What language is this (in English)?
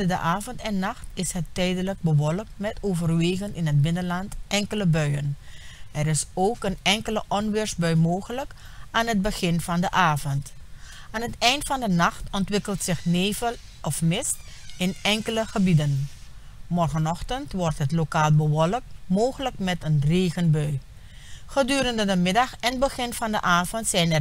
Dutch